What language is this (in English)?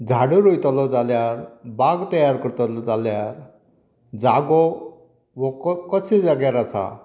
Konkani